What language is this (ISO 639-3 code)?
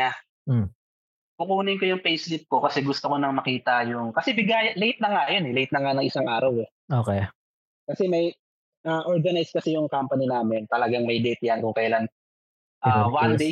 fil